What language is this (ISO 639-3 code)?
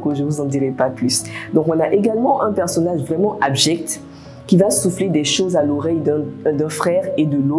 fra